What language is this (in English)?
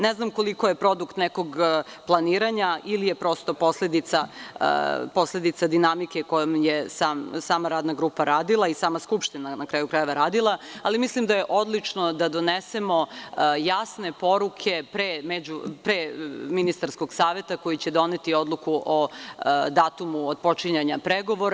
Serbian